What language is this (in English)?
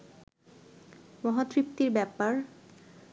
Bangla